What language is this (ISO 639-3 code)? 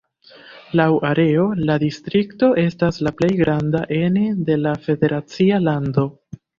epo